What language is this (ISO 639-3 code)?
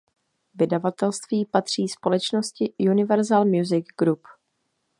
ces